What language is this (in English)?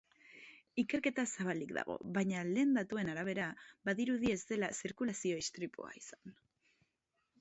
Basque